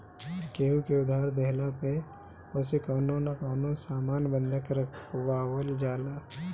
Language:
Bhojpuri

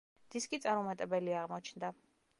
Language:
Georgian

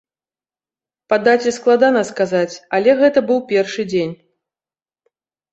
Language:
Belarusian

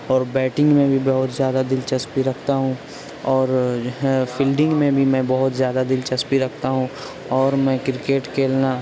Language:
Urdu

